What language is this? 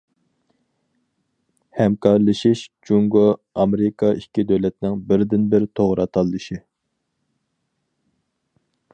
Uyghur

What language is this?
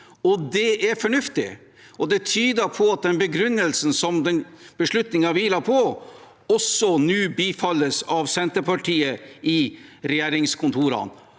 Norwegian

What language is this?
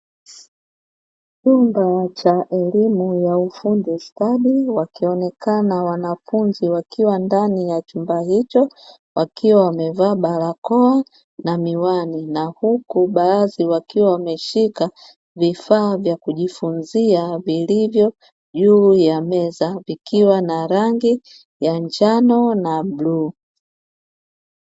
Swahili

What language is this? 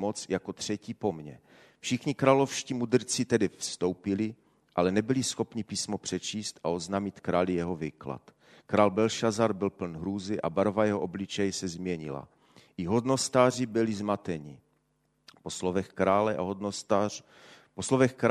Czech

